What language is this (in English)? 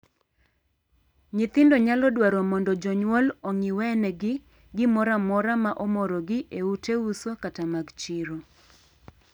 Luo (Kenya and Tanzania)